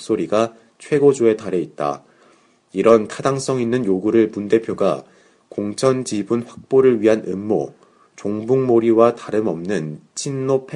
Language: Korean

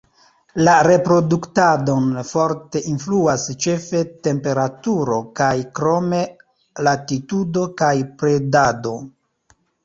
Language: Esperanto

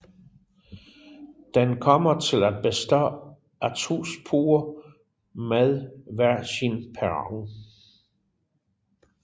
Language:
Danish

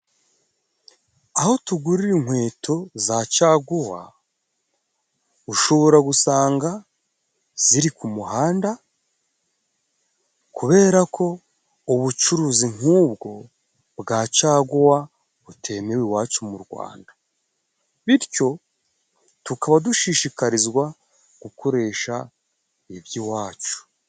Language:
Kinyarwanda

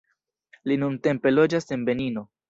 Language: Esperanto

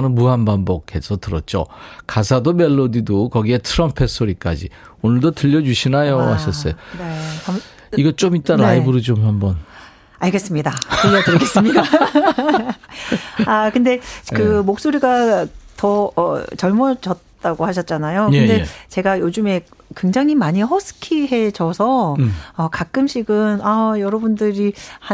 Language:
Korean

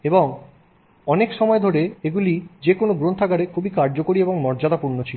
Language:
Bangla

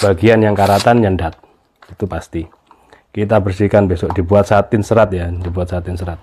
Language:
Indonesian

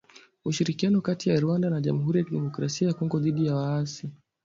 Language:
Swahili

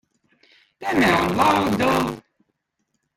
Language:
Votic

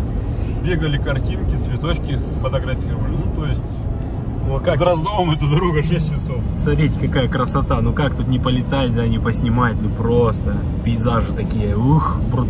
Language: Russian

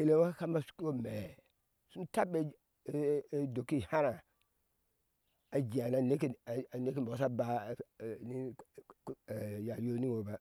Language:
Ashe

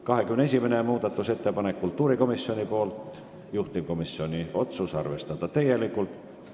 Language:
Estonian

